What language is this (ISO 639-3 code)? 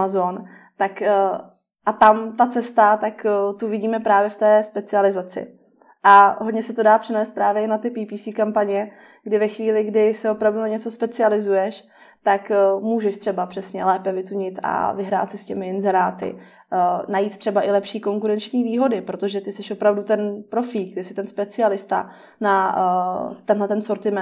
ces